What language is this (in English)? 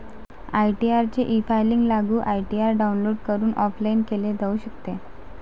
Marathi